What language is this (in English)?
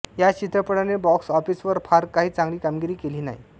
Marathi